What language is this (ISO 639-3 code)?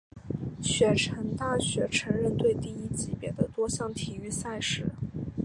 zho